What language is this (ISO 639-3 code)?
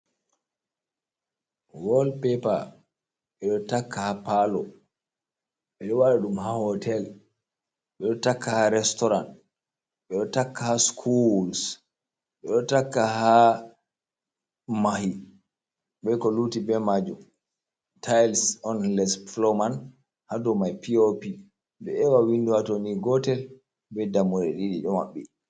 ful